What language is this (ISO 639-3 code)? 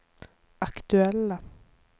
nor